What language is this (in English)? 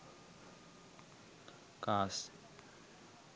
Sinhala